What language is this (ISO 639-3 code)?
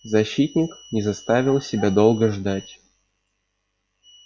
rus